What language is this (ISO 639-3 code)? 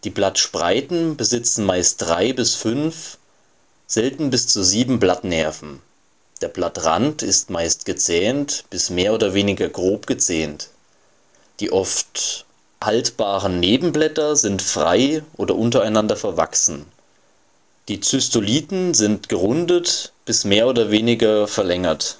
deu